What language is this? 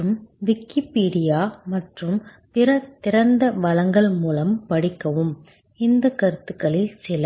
Tamil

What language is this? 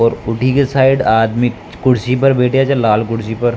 Rajasthani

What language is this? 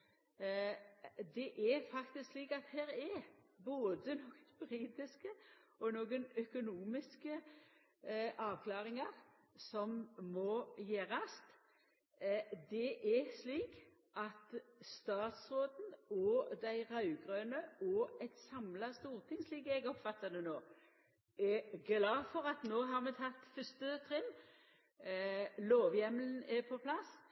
Norwegian Nynorsk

